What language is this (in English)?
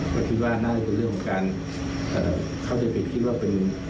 Thai